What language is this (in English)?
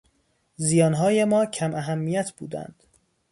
Persian